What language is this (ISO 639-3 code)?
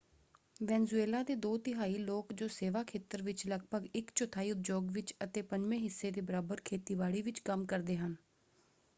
pan